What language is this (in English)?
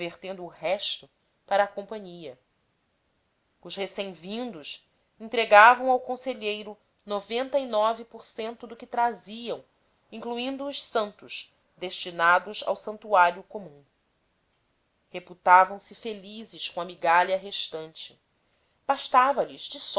Portuguese